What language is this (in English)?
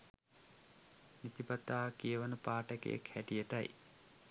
Sinhala